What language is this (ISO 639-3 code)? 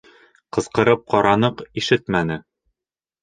bak